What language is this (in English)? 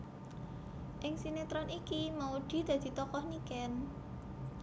Javanese